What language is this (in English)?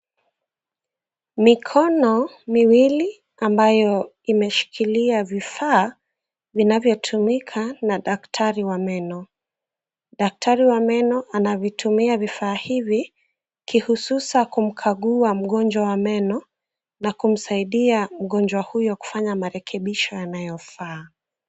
Swahili